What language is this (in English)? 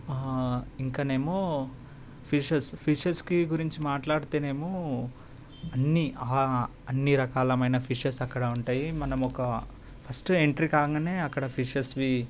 Telugu